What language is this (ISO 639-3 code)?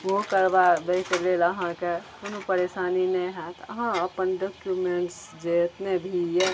mai